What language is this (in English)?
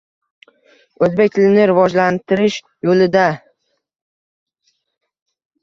Uzbek